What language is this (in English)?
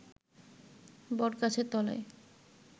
Bangla